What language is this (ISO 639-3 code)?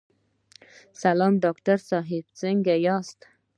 pus